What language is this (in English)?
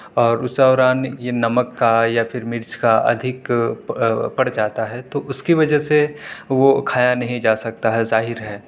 Urdu